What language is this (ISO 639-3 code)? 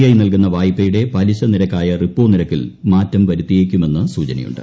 mal